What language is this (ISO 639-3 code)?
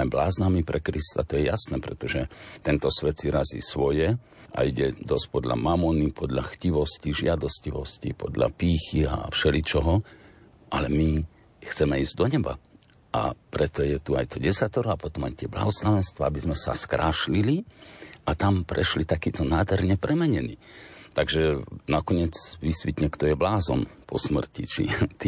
slk